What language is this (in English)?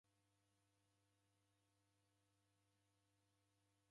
Taita